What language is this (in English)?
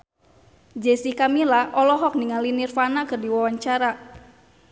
Sundanese